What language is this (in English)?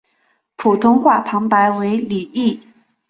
Chinese